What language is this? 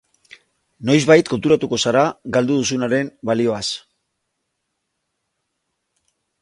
Basque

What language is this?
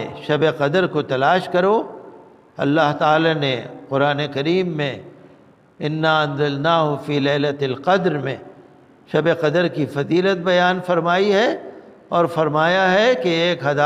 Arabic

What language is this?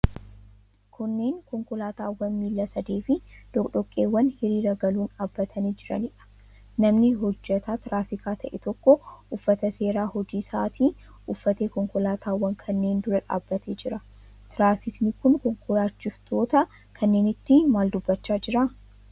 Oromo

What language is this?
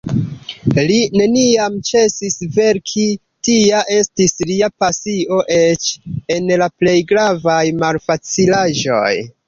Esperanto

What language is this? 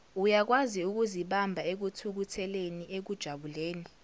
Zulu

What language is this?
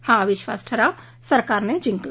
Marathi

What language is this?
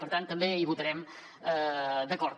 Catalan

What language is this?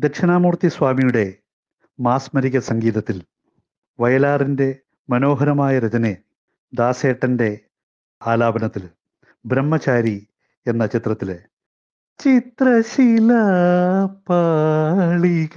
Malayalam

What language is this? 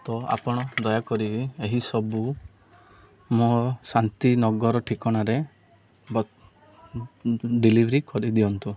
Odia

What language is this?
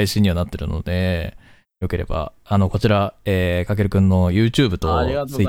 Japanese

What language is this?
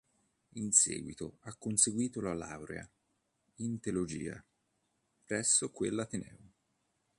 Italian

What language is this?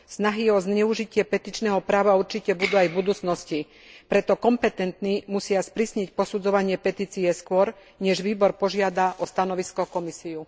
Slovak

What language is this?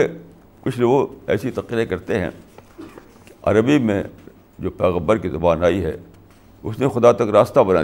Urdu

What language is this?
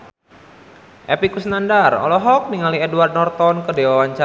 Sundanese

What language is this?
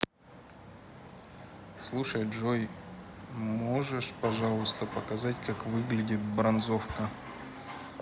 Russian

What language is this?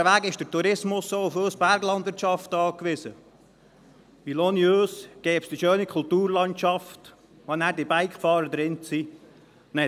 Swiss German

